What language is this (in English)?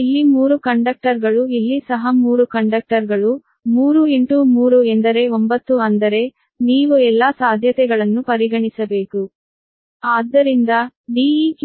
Kannada